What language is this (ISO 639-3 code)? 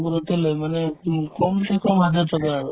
asm